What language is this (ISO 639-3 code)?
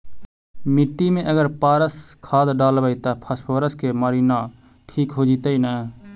mag